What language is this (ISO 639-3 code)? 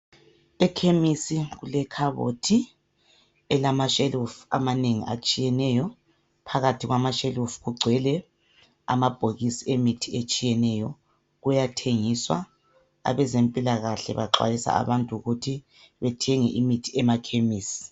nde